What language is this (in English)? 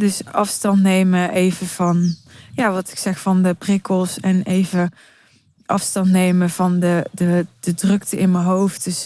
Dutch